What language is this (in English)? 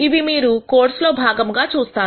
Telugu